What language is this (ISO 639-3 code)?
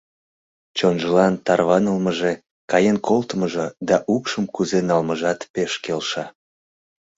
chm